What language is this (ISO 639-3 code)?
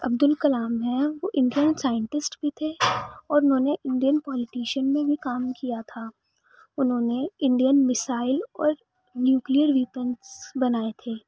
urd